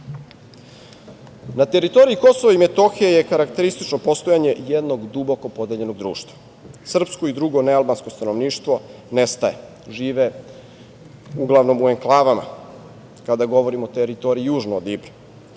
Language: Serbian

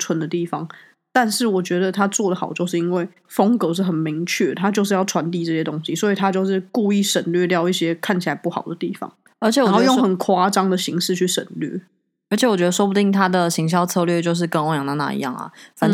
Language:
Chinese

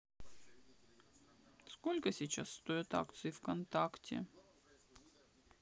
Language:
Russian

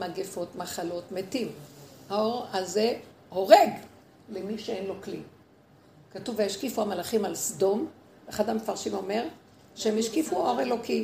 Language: Hebrew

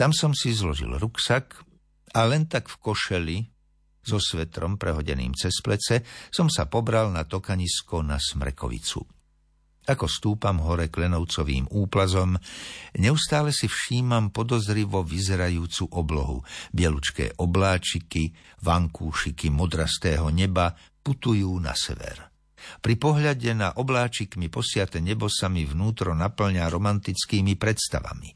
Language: Slovak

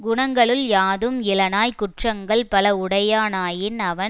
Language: Tamil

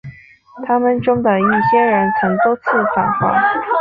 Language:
Chinese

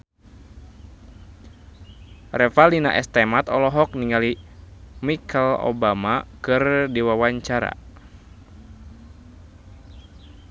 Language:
Sundanese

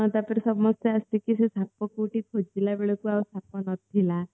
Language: Odia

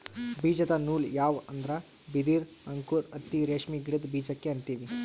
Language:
Kannada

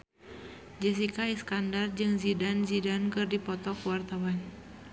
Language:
Sundanese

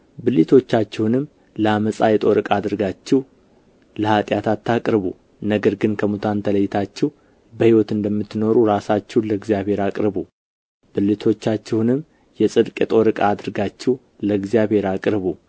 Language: Amharic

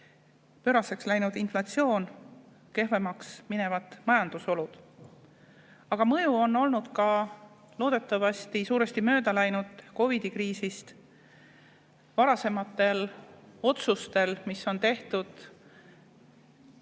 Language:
Estonian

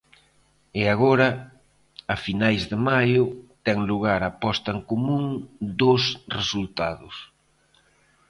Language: Galician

